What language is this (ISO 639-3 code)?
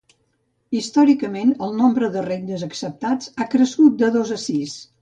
cat